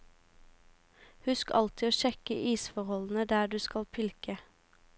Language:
Norwegian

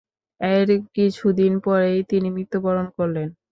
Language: Bangla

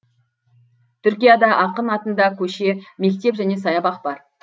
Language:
Kazakh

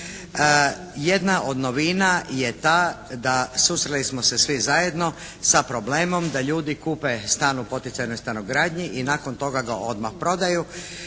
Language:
Croatian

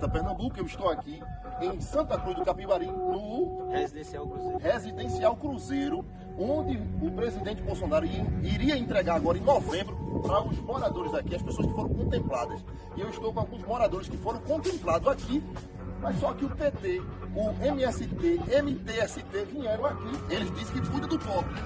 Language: Portuguese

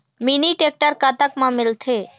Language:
Chhattisgarhi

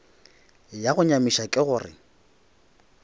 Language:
Northern Sotho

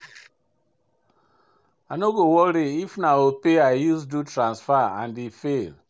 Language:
Nigerian Pidgin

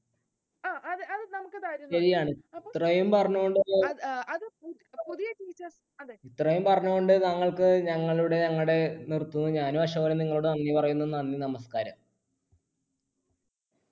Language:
Malayalam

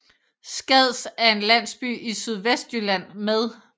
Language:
Danish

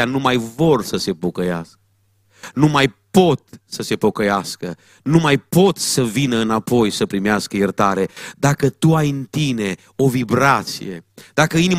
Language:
Romanian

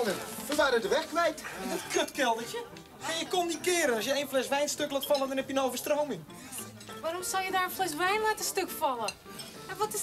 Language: Dutch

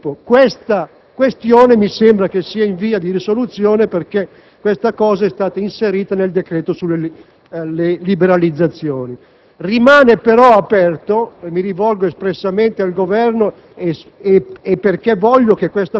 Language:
Italian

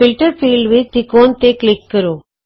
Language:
Punjabi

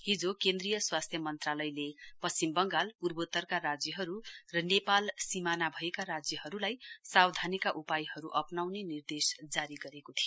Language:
Nepali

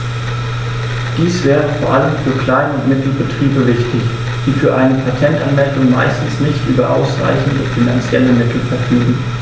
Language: German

